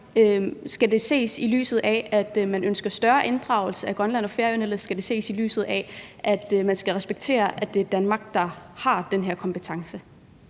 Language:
Danish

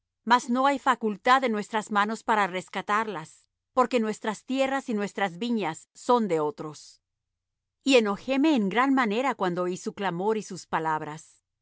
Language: Spanish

